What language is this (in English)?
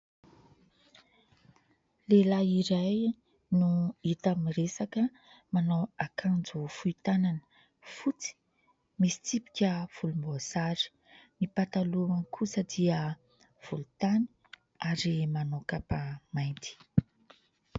Malagasy